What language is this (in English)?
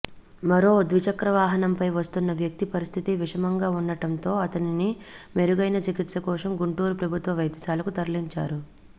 Telugu